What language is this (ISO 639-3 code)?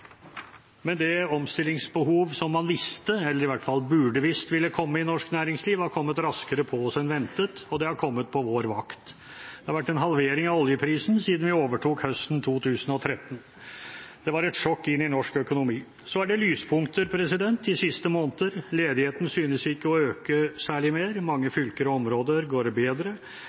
nob